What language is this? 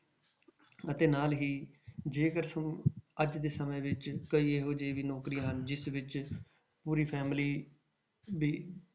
Punjabi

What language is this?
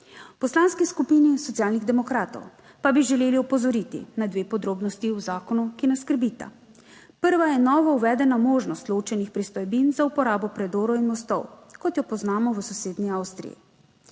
Slovenian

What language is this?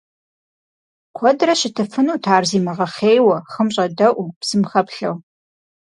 Kabardian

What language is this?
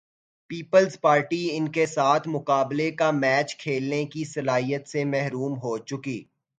Urdu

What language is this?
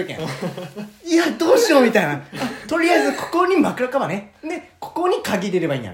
Japanese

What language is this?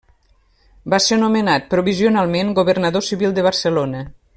Catalan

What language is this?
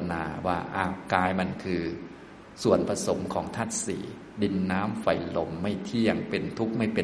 Thai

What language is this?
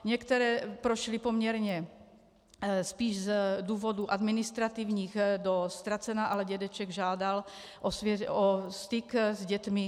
Czech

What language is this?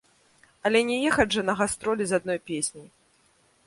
Belarusian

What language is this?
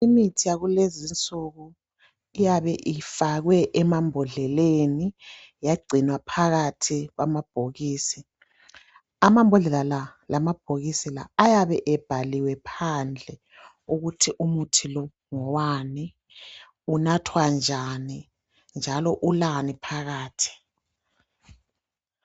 North Ndebele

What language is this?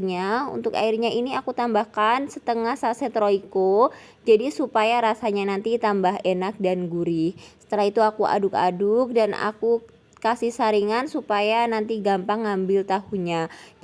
Indonesian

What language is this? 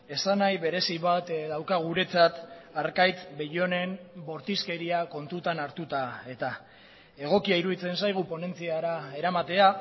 Basque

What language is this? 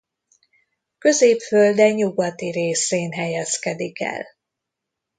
Hungarian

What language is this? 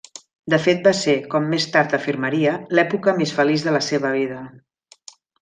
Catalan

